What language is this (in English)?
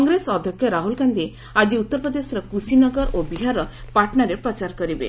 Odia